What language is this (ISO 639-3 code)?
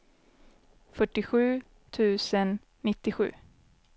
swe